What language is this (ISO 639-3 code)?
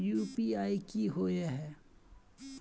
mag